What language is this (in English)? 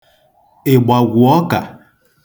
Igbo